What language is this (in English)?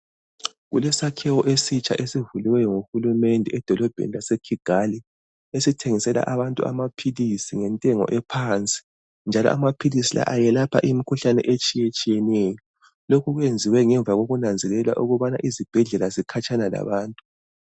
North Ndebele